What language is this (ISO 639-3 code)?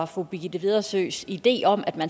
dan